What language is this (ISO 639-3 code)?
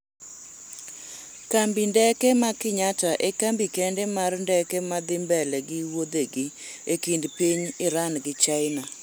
luo